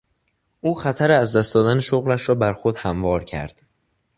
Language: Persian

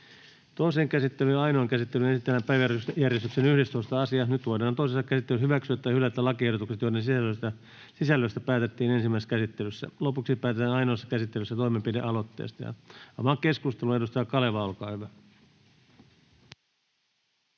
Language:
Finnish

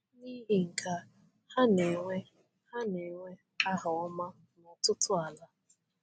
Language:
Igbo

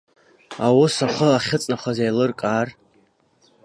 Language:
Abkhazian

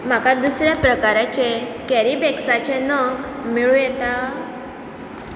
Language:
Konkani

